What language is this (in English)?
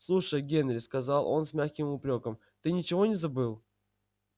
Russian